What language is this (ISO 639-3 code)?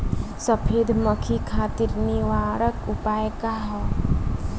bho